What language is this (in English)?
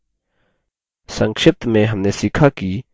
Hindi